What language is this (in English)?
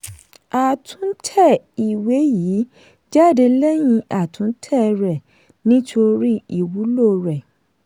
Yoruba